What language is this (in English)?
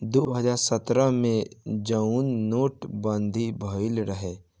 Bhojpuri